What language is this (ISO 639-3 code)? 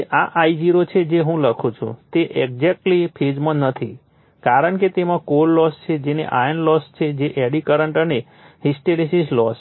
guj